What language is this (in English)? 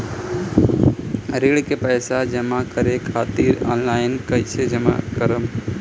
Bhojpuri